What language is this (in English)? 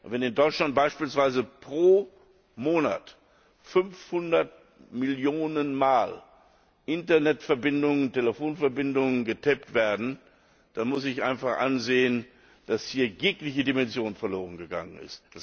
German